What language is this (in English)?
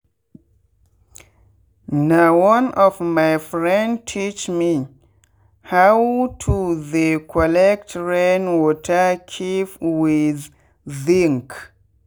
Nigerian Pidgin